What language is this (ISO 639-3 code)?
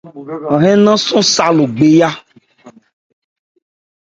ebr